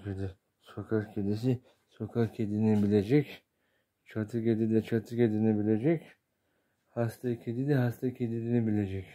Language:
Turkish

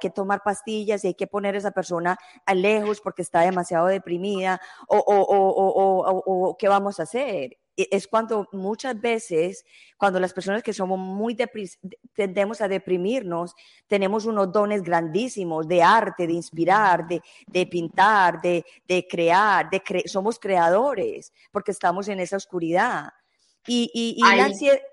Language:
Spanish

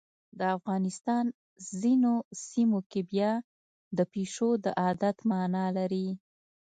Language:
Pashto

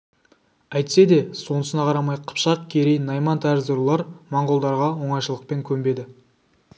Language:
Kazakh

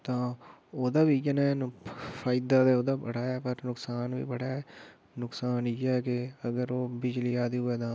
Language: Dogri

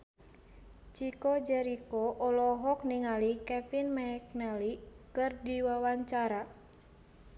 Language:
Sundanese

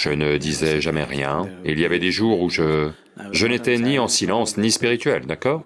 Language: French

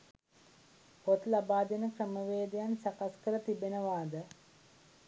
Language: Sinhala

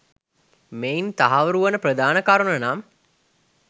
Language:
Sinhala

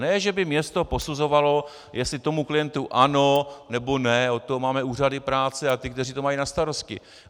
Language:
Czech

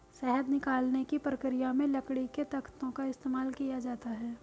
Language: Hindi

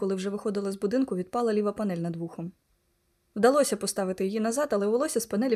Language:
Ukrainian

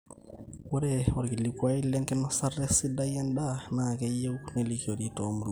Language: Masai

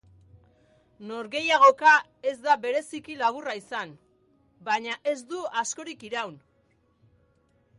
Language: Basque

